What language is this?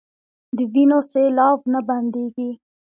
Pashto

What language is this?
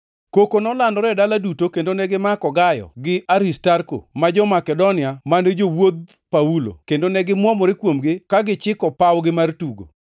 Luo (Kenya and Tanzania)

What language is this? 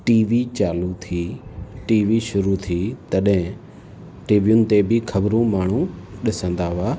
Sindhi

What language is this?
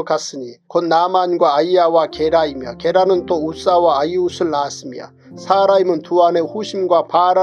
Korean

